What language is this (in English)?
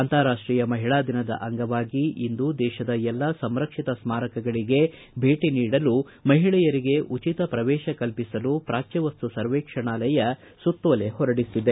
Kannada